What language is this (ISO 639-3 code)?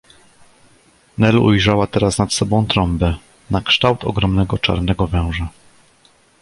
pol